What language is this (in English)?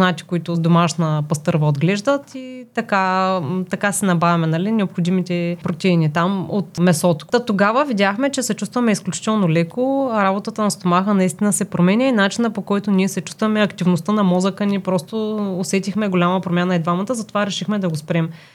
Bulgarian